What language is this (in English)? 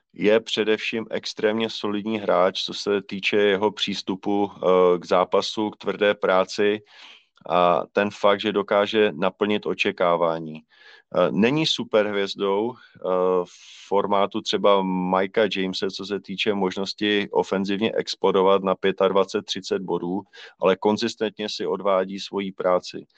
Czech